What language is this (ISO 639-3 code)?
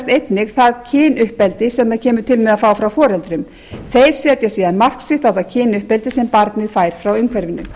isl